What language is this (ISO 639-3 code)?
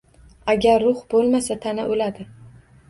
uzb